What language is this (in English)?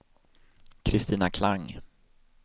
Swedish